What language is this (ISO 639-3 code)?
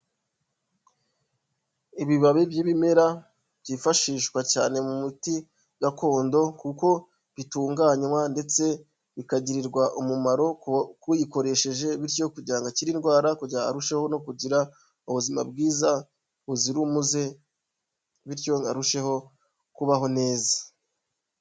kin